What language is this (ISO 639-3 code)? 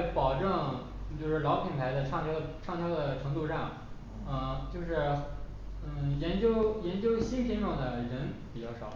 zho